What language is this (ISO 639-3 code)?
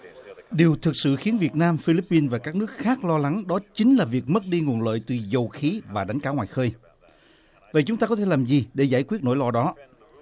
vie